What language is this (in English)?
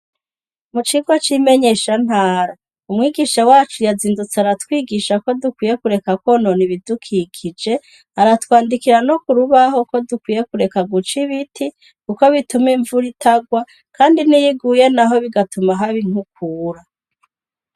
Rundi